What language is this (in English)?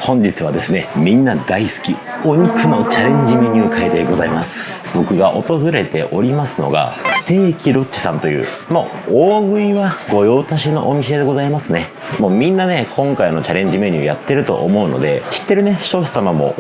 Japanese